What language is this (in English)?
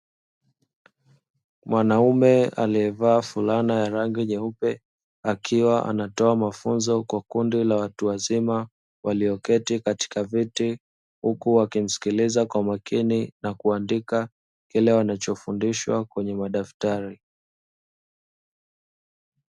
Swahili